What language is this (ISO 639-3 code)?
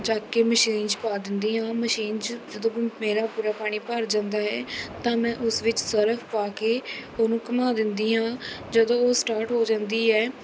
pan